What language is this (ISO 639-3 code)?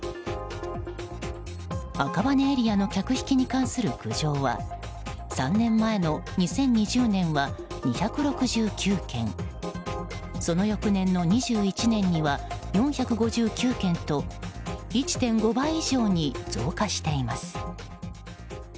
jpn